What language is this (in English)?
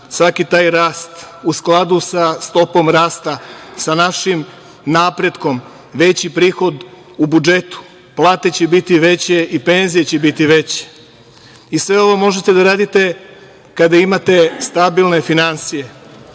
Serbian